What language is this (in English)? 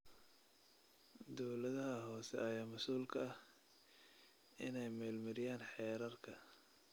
Somali